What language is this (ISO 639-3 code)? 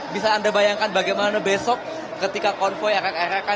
ind